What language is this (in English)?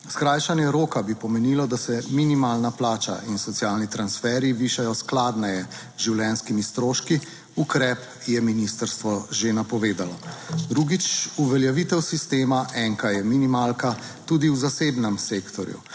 Slovenian